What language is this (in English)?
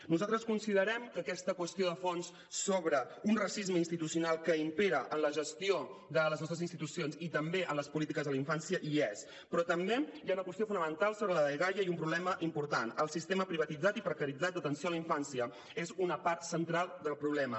Catalan